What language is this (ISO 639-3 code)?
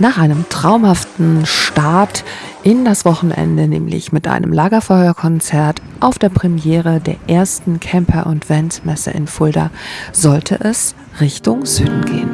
deu